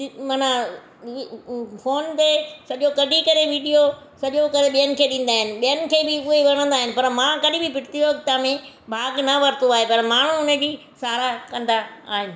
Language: Sindhi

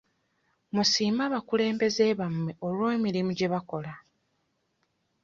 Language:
Ganda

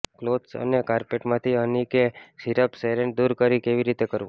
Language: Gujarati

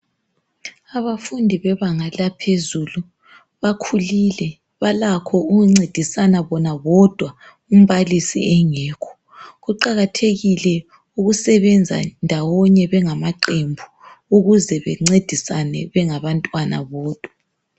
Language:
North Ndebele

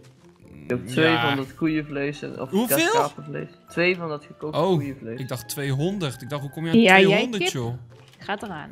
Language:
Dutch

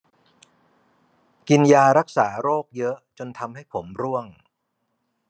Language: Thai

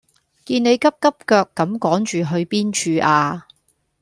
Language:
Cantonese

